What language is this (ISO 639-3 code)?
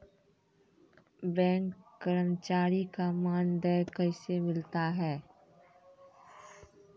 mai